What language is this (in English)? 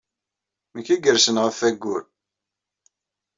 Kabyle